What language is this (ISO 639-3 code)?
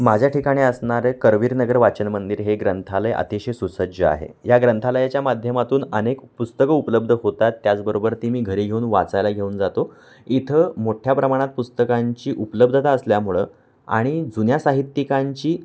mar